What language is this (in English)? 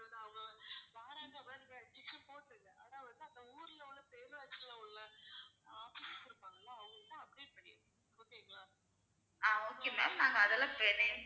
Tamil